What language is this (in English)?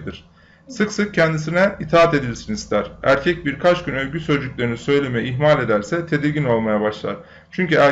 Turkish